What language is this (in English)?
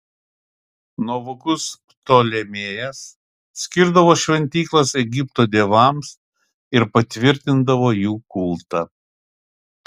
Lithuanian